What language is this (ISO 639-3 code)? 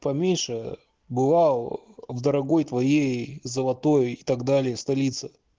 rus